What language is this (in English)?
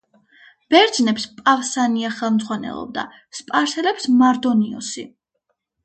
Georgian